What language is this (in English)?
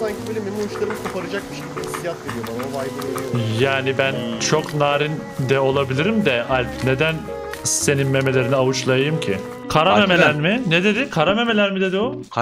Turkish